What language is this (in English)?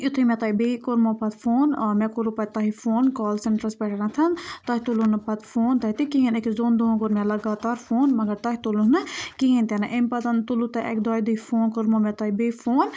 Kashmiri